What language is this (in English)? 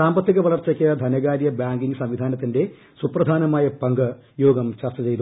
Malayalam